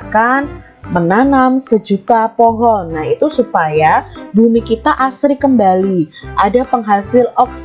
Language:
Indonesian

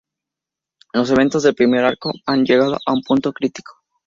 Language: Spanish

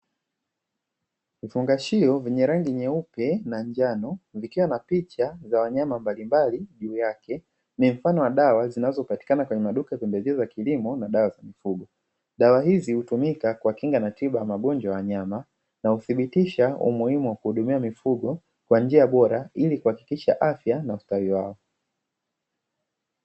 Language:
Swahili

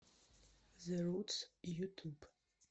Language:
Russian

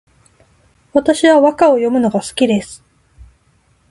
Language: Japanese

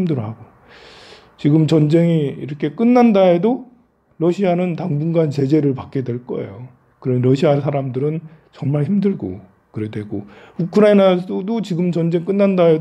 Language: Korean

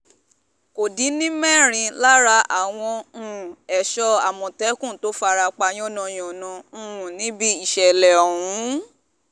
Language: Yoruba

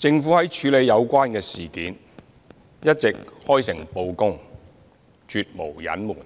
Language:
Cantonese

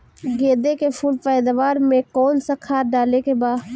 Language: Bhojpuri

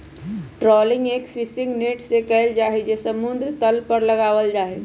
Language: Magahi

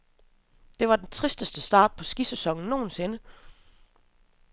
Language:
Danish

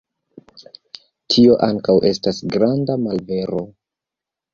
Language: Esperanto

